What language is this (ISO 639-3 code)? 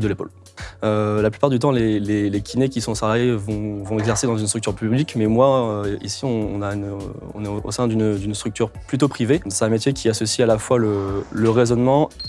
fra